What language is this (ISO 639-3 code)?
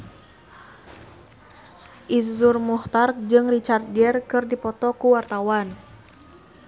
sun